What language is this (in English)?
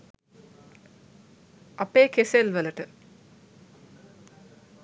Sinhala